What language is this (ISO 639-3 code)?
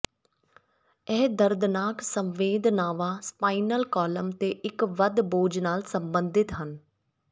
pan